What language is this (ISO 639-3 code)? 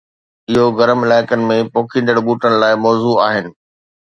snd